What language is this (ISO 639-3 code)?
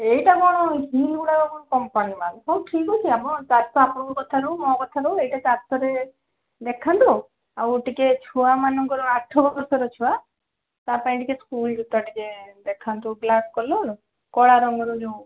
ori